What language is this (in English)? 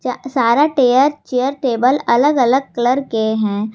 Hindi